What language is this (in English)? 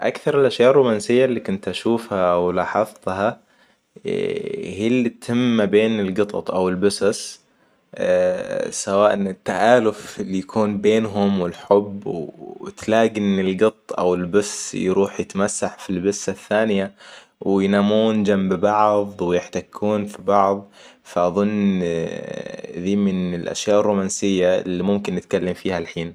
Hijazi Arabic